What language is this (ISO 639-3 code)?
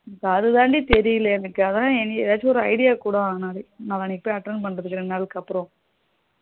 tam